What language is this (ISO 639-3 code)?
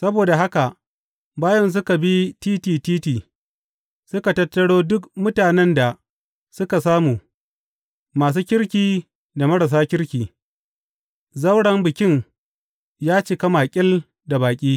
hau